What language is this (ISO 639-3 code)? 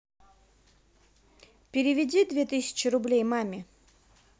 rus